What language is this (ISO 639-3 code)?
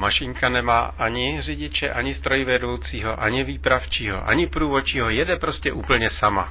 ces